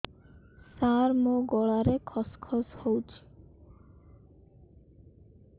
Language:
Odia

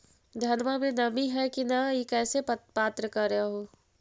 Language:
Magahi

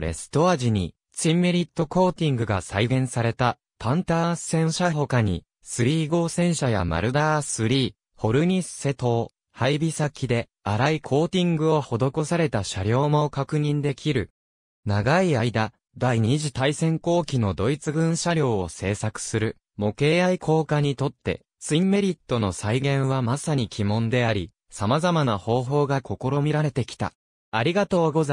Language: Japanese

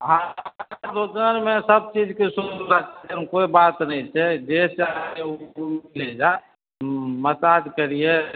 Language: Maithili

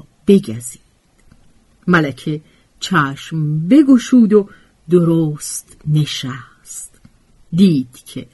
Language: Persian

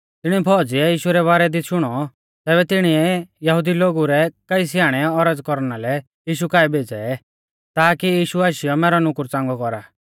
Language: Mahasu Pahari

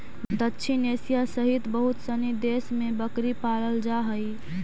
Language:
Magahi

